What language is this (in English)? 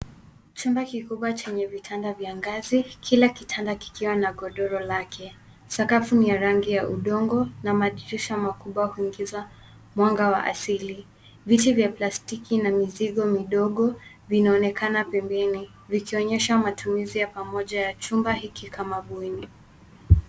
Swahili